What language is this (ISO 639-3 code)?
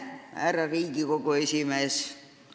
est